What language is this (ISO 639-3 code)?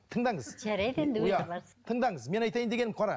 kaz